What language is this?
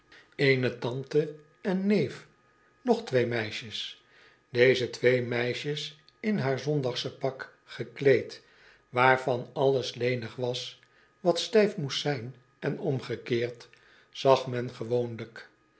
Dutch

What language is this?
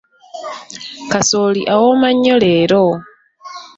Ganda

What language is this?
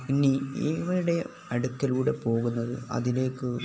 Malayalam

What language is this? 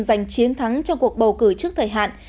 Vietnamese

